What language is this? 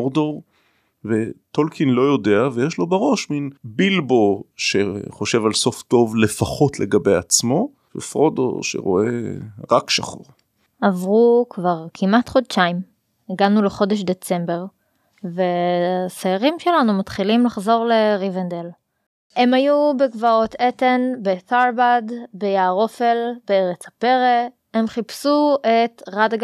Hebrew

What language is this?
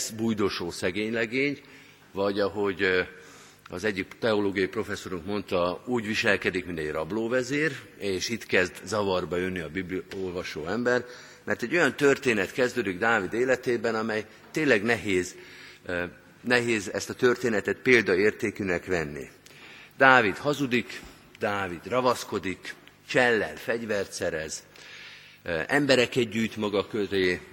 Hungarian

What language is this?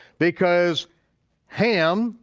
English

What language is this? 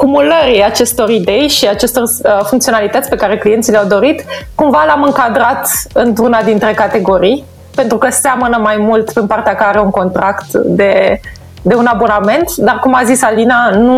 Romanian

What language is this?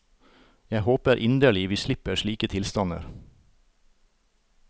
Norwegian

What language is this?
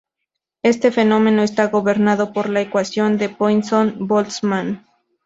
Spanish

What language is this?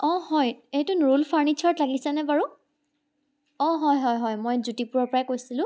Assamese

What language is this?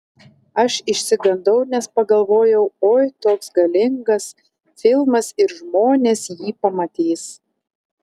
Lithuanian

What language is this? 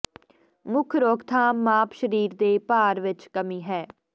Punjabi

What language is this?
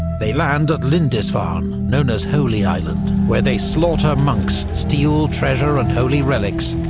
English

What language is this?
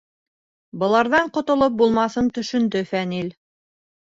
Bashkir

